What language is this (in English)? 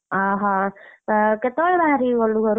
Odia